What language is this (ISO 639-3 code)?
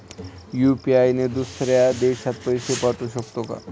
mar